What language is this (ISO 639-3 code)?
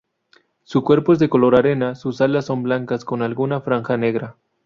spa